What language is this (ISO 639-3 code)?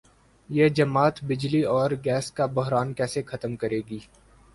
urd